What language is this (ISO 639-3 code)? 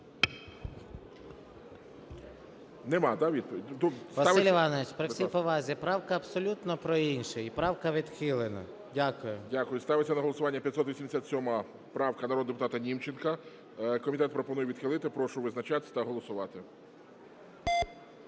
ukr